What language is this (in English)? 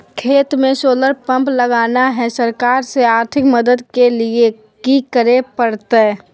Magahi